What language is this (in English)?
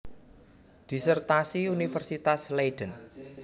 Javanese